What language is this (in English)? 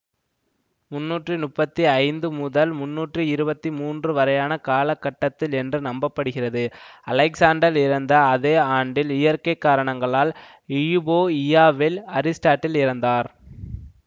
Tamil